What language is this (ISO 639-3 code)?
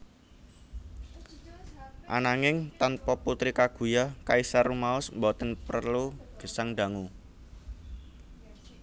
jav